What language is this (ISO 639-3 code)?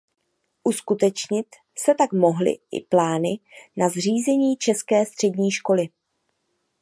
ces